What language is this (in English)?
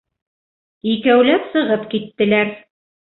Bashkir